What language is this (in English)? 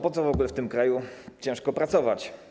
Polish